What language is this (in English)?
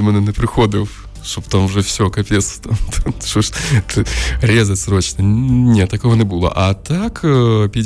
Ukrainian